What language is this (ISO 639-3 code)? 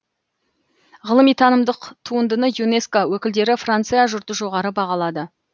kaz